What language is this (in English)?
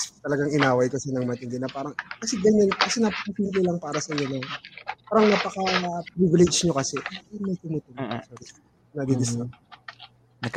Filipino